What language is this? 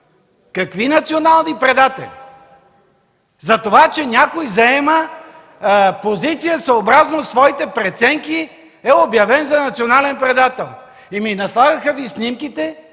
Bulgarian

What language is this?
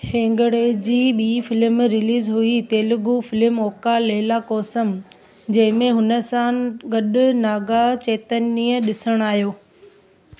Sindhi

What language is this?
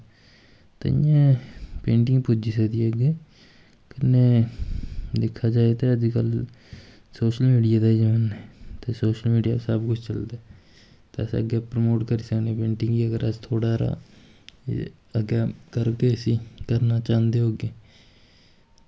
Dogri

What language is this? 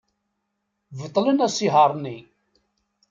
Kabyle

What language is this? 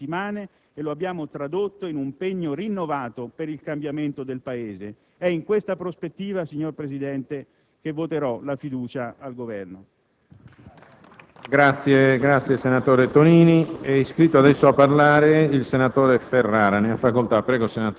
Italian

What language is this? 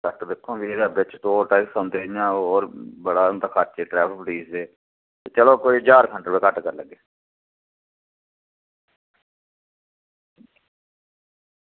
Dogri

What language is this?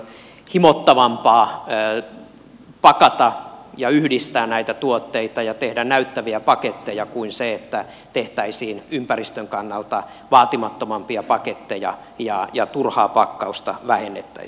Finnish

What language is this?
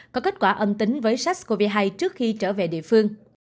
Vietnamese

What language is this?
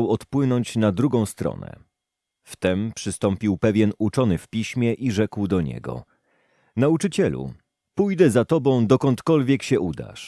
Polish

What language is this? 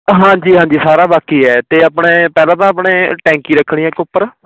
Punjabi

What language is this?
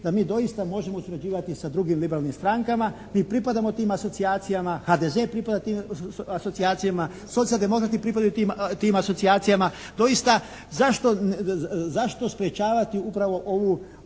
Croatian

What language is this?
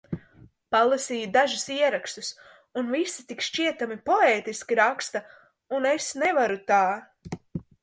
Latvian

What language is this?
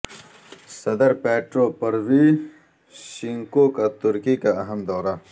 Urdu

